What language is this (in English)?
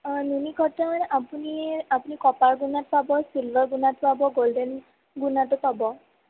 Assamese